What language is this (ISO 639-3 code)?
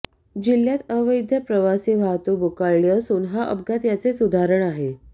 mar